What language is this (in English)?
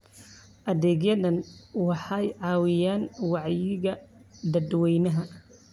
Somali